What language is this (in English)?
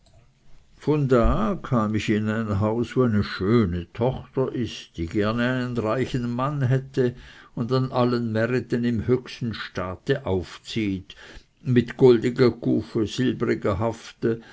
German